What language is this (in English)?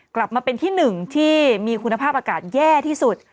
Thai